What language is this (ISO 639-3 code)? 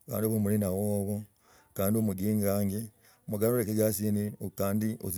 rag